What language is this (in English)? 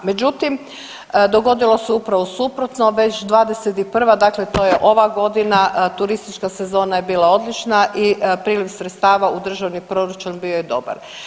Croatian